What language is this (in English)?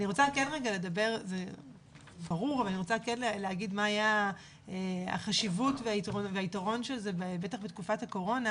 Hebrew